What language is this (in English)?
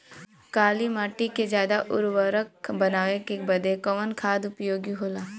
Bhojpuri